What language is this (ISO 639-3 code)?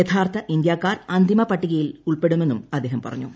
mal